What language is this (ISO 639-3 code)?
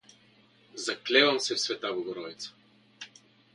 bul